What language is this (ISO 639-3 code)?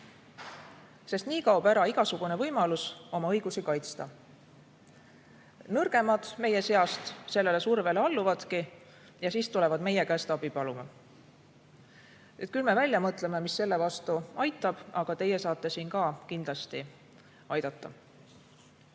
est